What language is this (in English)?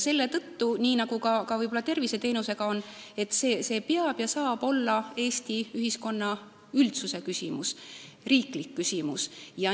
Estonian